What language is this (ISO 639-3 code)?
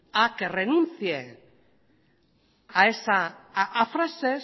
spa